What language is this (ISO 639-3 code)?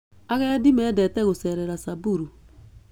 kik